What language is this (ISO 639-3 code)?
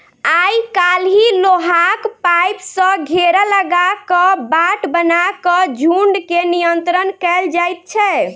mai